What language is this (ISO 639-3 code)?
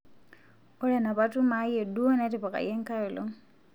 mas